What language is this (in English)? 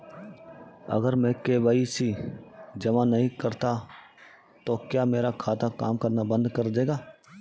Hindi